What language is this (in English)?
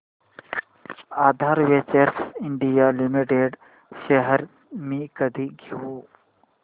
Marathi